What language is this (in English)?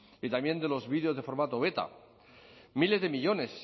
Spanish